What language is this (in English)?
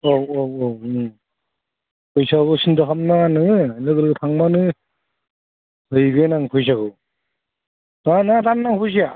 Bodo